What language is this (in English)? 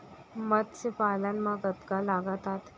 Chhattisgarhi